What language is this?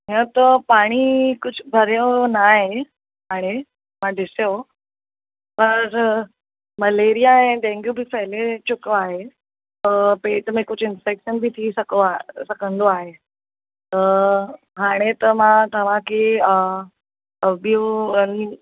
Sindhi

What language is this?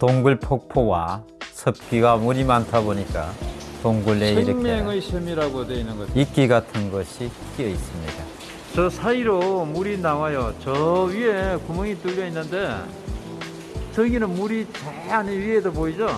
Korean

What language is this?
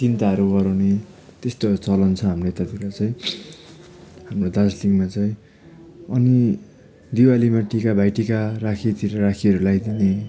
Nepali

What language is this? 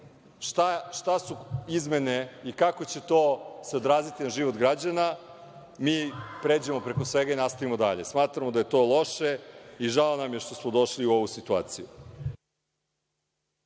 Serbian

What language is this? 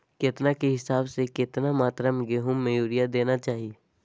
Magahi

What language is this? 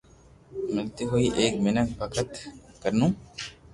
Loarki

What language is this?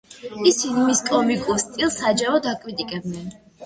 Georgian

